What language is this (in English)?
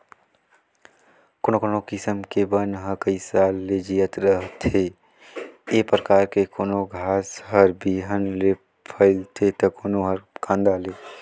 Chhattisgarhi